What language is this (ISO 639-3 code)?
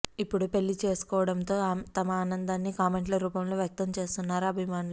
tel